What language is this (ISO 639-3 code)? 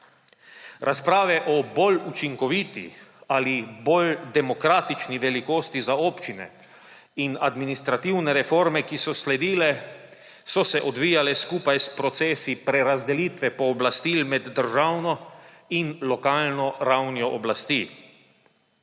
slv